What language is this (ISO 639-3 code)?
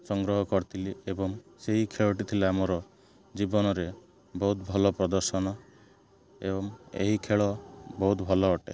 ori